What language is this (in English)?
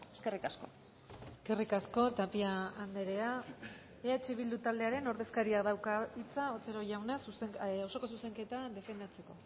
Basque